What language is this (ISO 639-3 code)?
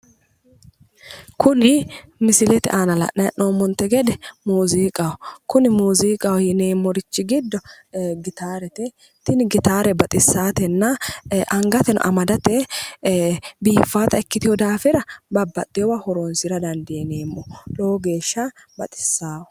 sid